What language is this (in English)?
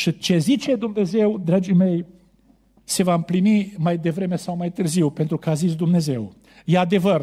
Romanian